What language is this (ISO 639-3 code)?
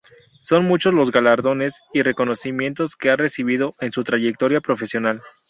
spa